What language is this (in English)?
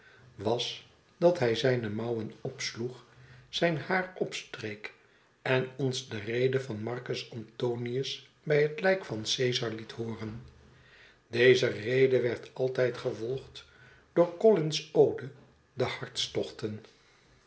Dutch